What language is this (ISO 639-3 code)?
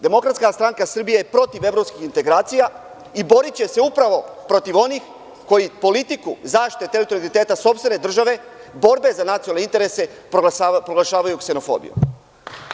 srp